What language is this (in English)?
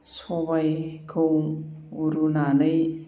Bodo